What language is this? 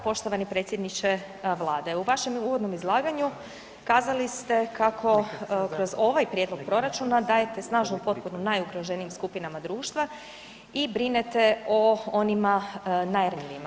Croatian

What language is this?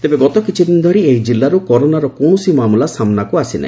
Odia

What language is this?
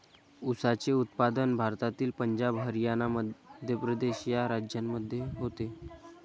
Marathi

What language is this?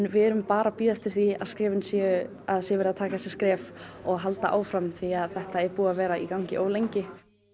Icelandic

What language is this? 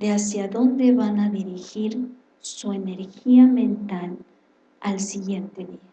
Spanish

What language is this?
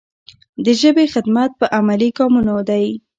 Pashto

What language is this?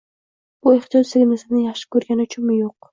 Uzbek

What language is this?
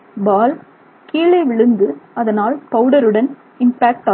Tamil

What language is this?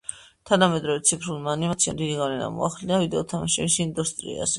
Georgian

